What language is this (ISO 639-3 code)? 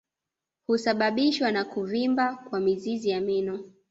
swa